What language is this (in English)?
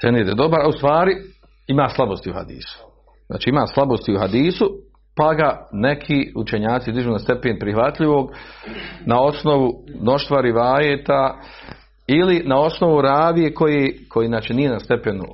Croatian